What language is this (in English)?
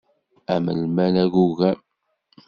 Kabyle